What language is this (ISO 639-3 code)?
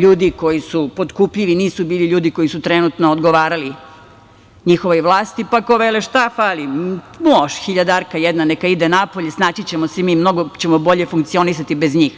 srp